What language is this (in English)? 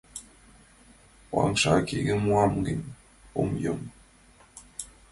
Mari